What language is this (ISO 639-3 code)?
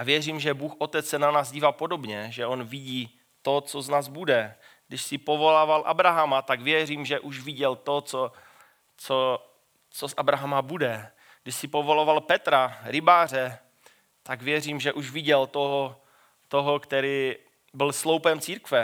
ces